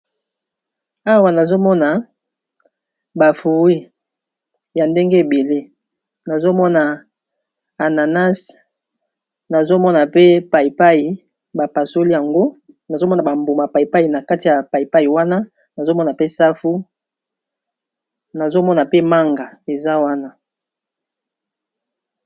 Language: Lingala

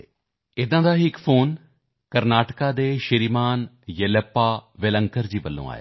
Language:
Punjabi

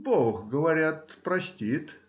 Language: Russian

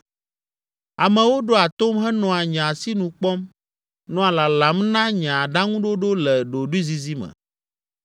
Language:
Ewe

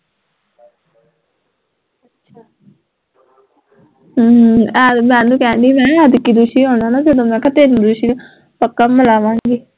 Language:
Punjabi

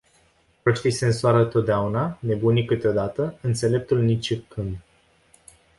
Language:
Romanian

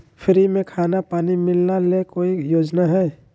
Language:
Magahi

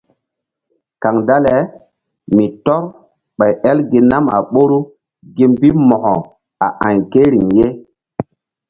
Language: Mbum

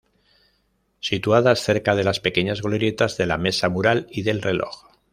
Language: Spanish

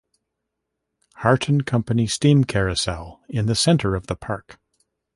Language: English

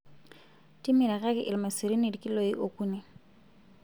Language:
Masai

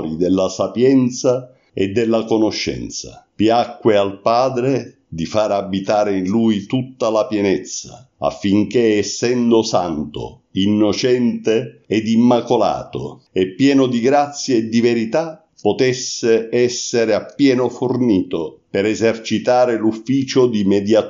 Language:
Italian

